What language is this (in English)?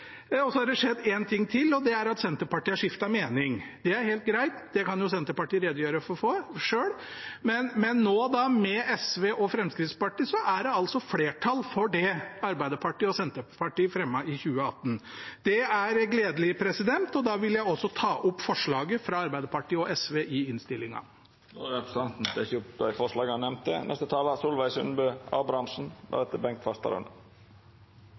Norwegian